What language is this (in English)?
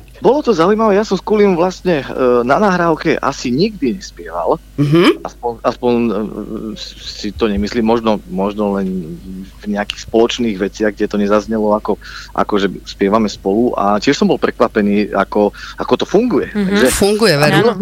Slovak